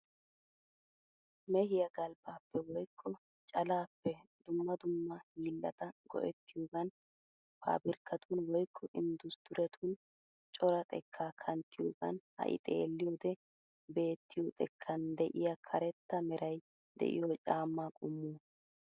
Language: Wolaytta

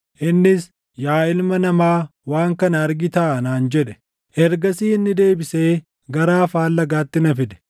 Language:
Oromo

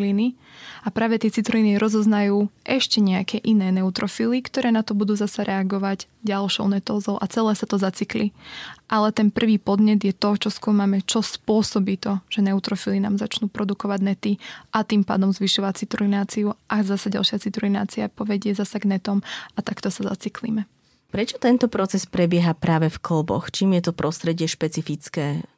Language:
Slovak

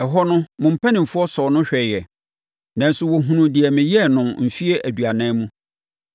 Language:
Akan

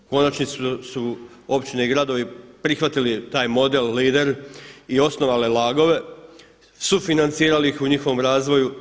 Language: Croatian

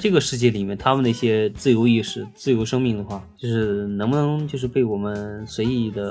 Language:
Chinese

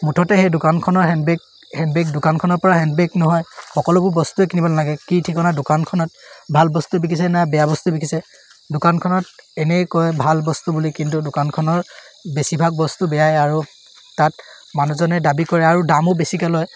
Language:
Assamese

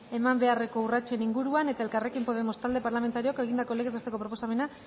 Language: Basque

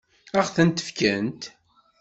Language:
Kabyle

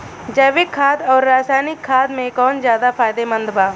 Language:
Bhojpuri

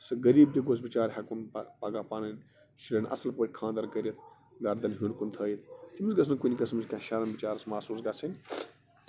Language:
Kashmiri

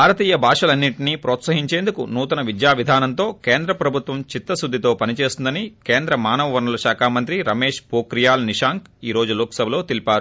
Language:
Telugu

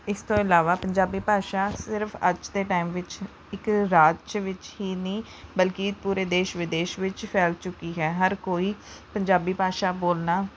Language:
Punjabi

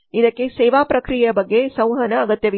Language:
Kannada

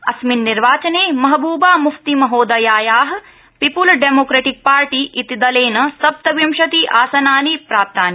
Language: Sanskrit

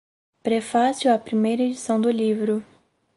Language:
Portuguese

